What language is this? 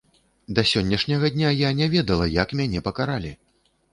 Belarusian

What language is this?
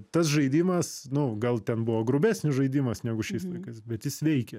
Lithuanian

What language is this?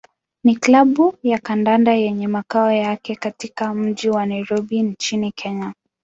Swahili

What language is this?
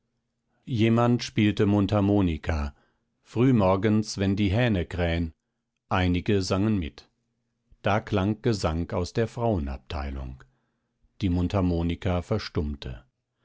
German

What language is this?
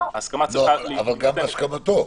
Hebrew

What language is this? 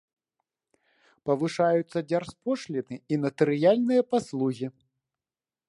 Belarusian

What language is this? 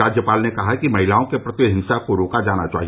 Hindi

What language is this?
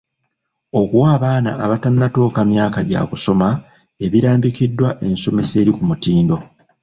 Ganda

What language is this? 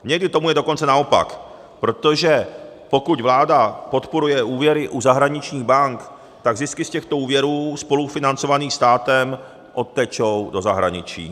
Czech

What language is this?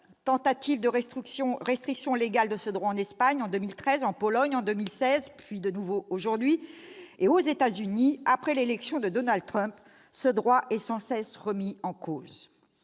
French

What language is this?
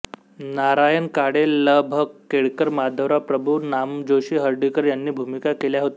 Marathi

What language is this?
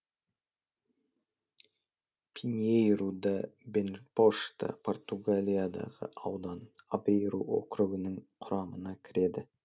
Kazakh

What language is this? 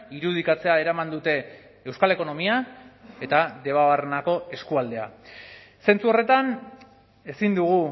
Basque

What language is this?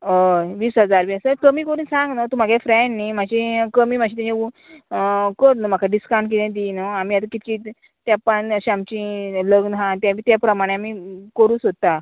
Konkani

